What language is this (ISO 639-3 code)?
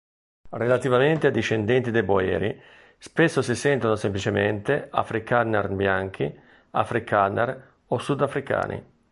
ita